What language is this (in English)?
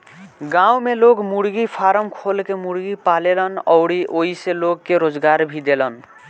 Bhojpuri